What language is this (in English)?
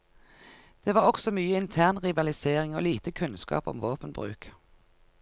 Norwegian